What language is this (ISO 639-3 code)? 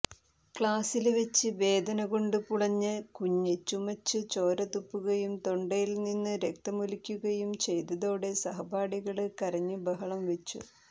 mal